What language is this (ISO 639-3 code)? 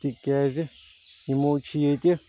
kas